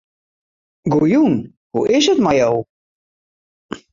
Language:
Western Frisian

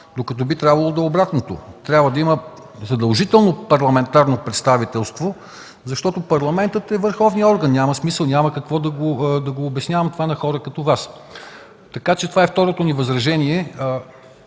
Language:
Bulgarian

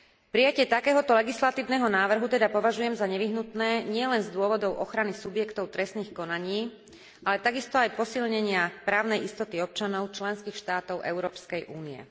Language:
Slovak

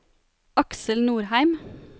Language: Norwegian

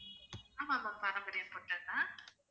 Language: Tamil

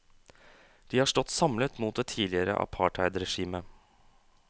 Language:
Norwegian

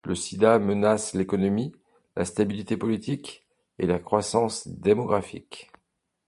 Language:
French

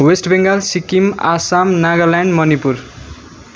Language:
Nepali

